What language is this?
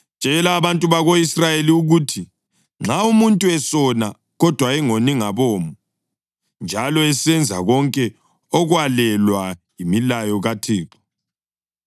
North Ndebele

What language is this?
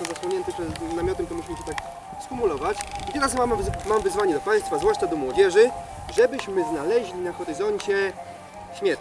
Polish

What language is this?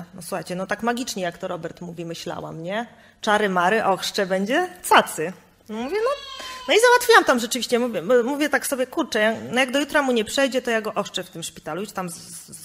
Polish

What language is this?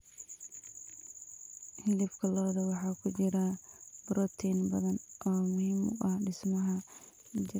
Somali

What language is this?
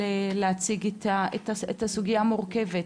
Hebrew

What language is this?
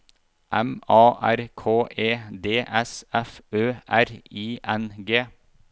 Norwegian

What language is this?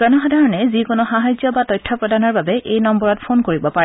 Assamese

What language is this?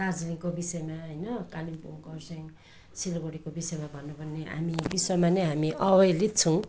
Nepali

